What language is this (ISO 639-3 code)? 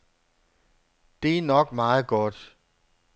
dan